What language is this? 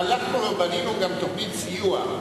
Hebrew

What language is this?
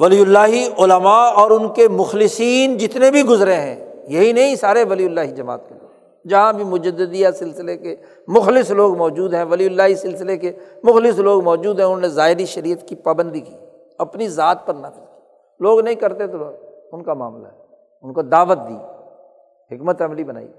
Urdu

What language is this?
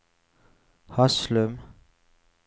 Norwegian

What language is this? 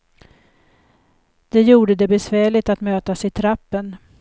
Swedish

